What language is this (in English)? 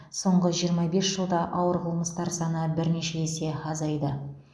Kazakh